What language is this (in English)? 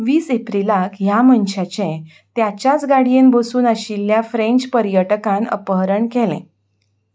Konkani